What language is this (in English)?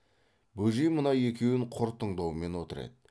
Kazakh